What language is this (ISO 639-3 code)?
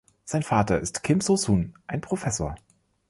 deu